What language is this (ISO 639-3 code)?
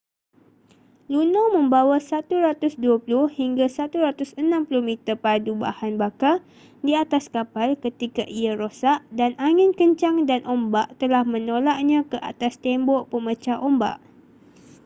msa